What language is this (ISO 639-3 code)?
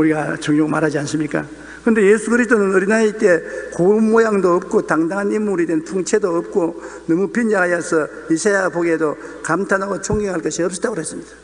kor